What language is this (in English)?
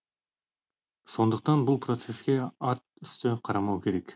Kazakh